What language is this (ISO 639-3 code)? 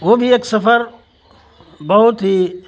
urd